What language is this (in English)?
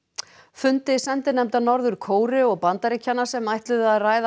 Icelandic